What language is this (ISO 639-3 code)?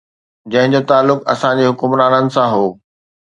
snd